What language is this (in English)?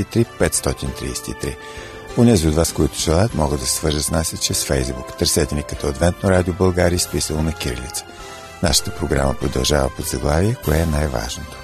Bulgarian